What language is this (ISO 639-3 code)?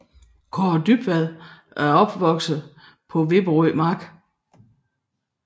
dan